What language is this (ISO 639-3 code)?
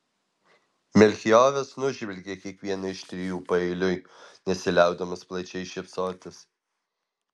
lit